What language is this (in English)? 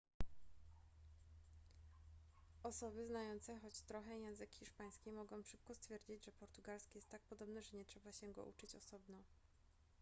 Polish